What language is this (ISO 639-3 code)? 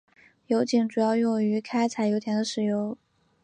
zho